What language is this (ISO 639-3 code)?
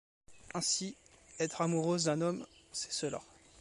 fra